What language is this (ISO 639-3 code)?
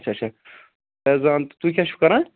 kas